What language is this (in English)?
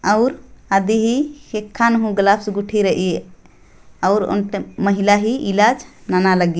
Sadri